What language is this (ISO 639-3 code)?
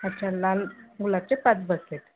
mar